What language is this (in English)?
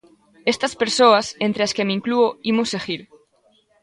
Galician